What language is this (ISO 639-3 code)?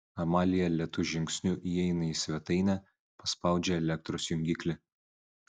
lit